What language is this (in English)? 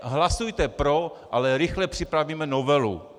Czech